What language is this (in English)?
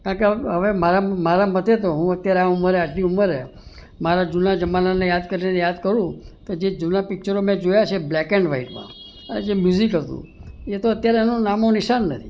Gujarati